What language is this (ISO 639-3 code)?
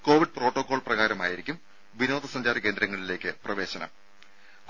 mal